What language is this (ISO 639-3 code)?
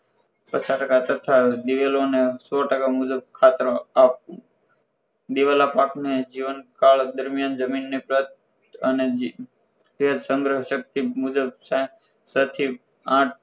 guj